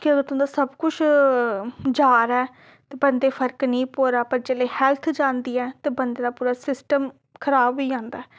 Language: Dogri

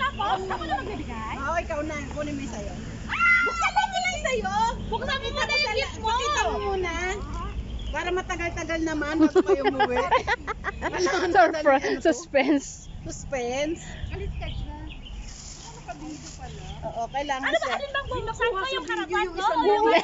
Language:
Filipino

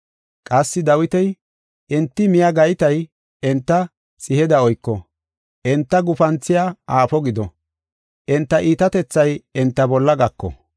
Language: Gofa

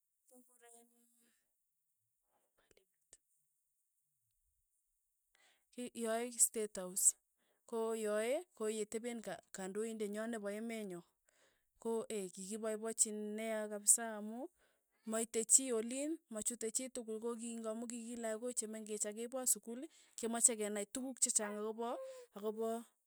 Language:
Tugen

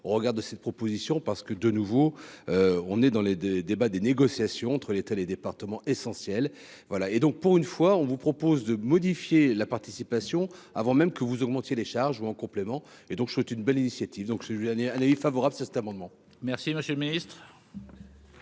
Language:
French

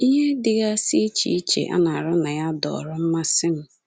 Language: Igbo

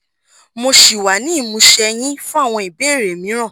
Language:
Yoruba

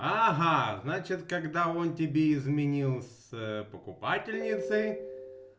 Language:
Russian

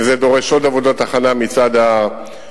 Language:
Hebrew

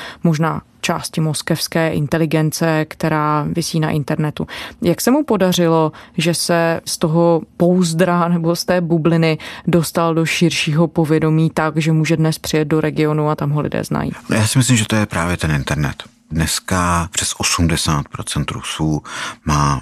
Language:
Czech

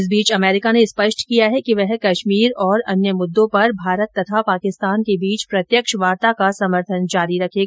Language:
Hindi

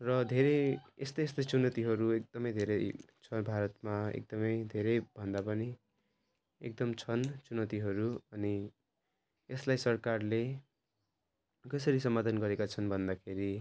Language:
Nepali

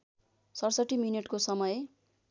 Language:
Nepali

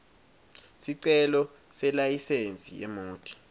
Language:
Swati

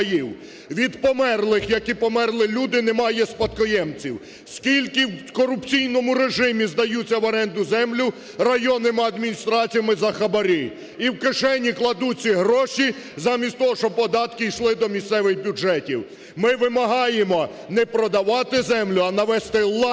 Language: Ukrainian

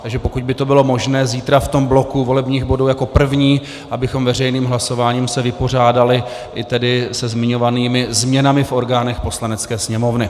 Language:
Czech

